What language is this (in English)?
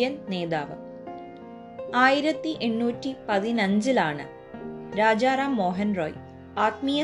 Malayalam